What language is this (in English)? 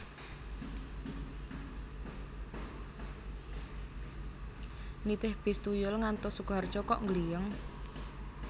Javanese